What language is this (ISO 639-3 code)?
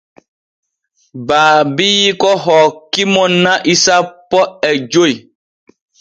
fue